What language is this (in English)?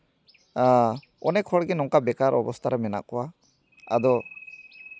Santali